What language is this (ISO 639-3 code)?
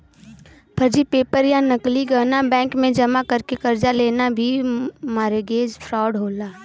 bho